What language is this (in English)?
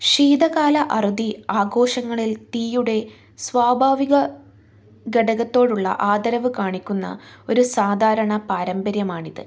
Malayalam